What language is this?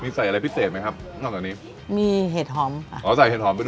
Thai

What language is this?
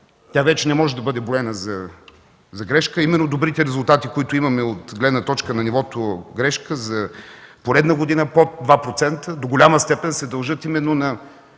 Bulgarian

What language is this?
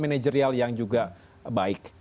Indonesian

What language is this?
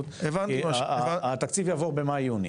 Hebrew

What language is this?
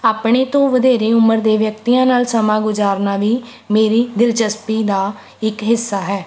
Punjabi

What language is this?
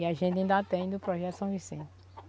Portuguese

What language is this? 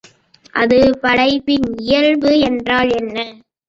Tamil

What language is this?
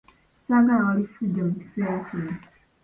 Ganda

